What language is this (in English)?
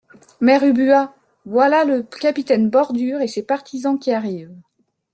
French